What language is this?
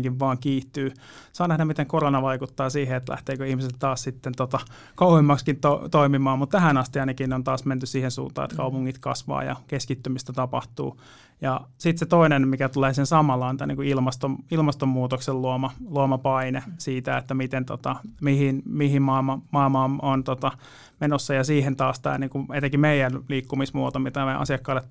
Finnish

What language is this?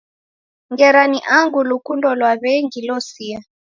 Taita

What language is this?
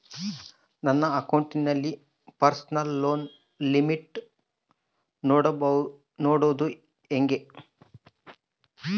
Kannada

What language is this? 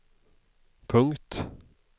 Swedish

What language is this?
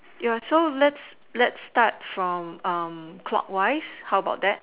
English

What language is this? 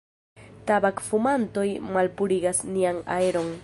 Esperanto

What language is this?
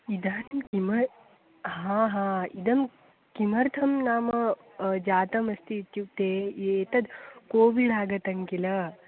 Sanskrit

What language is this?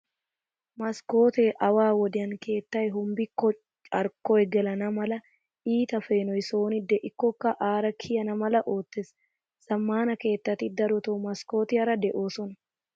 Wolaytta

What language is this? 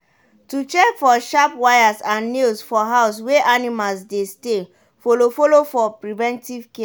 Nigerian Pidgin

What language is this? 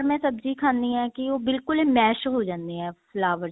Punjabi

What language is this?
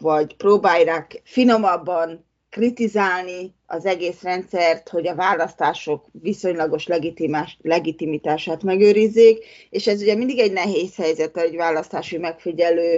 Hungarian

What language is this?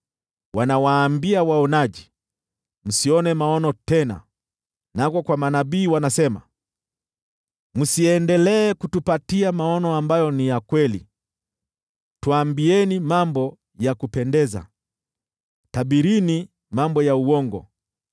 Swahili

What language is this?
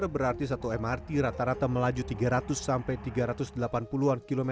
Indonesian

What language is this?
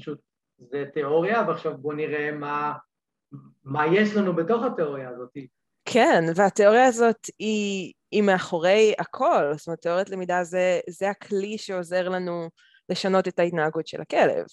Hebrew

